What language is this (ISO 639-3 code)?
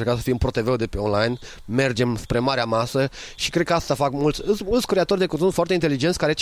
ron